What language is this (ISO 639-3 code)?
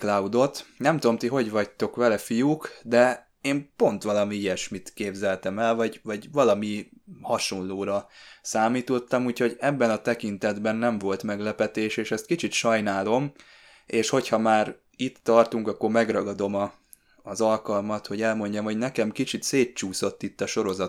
hun